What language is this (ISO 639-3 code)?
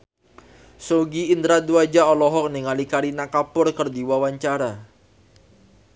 sun